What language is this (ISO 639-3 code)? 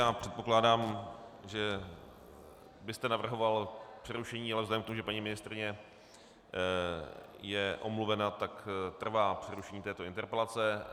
ces